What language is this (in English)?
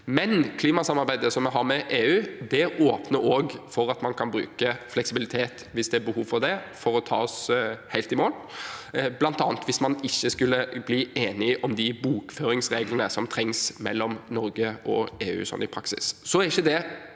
Norwegian